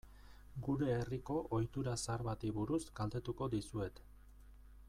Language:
Basque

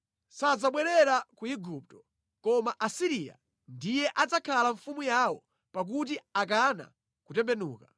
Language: Nyanja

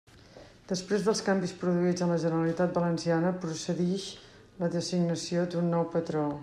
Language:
Catalan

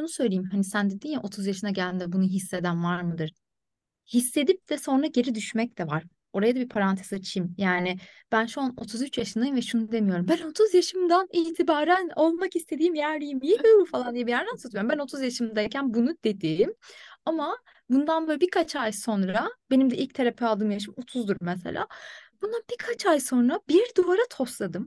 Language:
Turkish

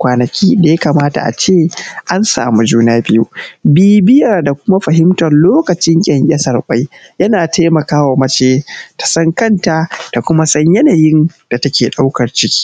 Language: Hausa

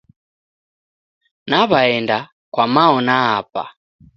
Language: Taita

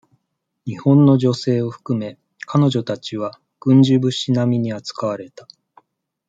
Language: Japanese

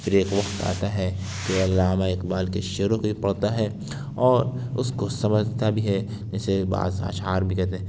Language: Urdu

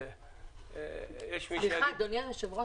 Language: Hebrew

